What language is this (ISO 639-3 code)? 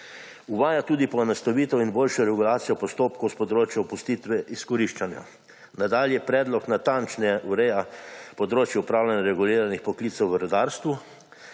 slv